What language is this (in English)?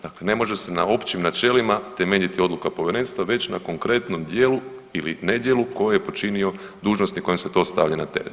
Croatian